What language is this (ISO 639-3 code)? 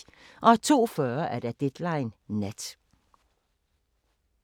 dan